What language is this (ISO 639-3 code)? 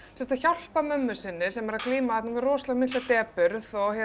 isl